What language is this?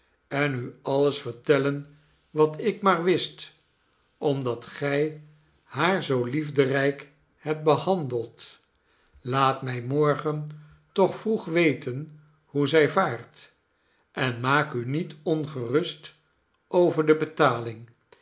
Dutch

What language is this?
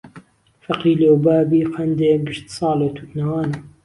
Central Kurdish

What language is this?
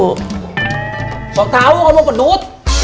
Indonesian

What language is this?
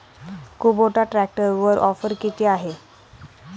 Marathi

